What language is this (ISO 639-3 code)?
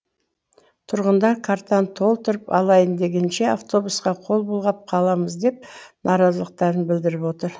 kaz